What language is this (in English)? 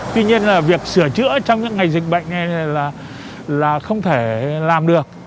Vietnamese